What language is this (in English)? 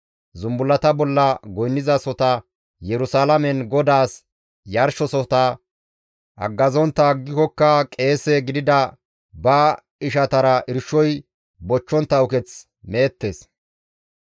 Gamo